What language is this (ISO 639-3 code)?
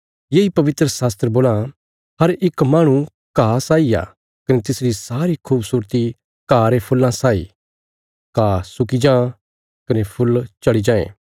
kfs